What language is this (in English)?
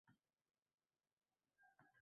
Uzbek